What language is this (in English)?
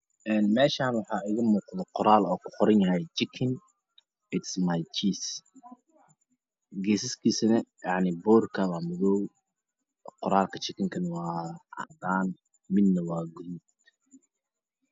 Somali